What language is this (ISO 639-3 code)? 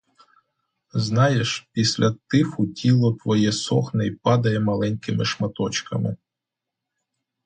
ukr